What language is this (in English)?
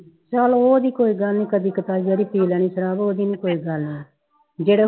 Punjabi